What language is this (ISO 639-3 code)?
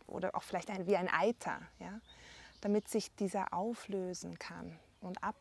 deu